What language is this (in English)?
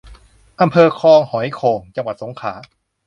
Thai